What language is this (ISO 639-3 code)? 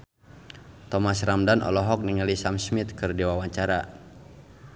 sun